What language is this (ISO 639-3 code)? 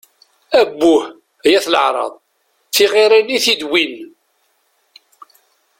kab